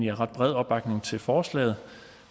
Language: Danish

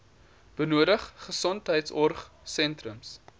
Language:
Afrikaans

